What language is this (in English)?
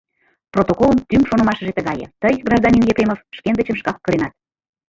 Mari